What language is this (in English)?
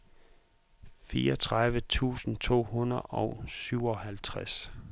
Danish